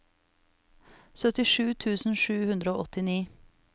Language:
Norwegian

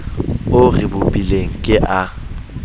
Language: Southern Sotho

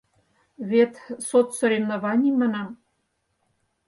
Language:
Mari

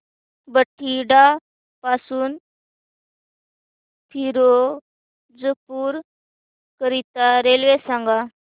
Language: Marathi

